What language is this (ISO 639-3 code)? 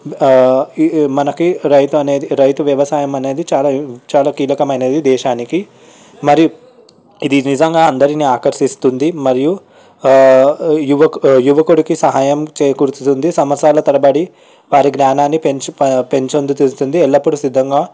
tel